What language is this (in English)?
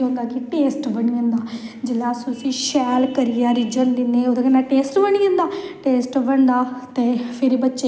Dogri